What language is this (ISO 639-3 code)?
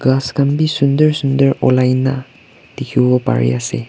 nag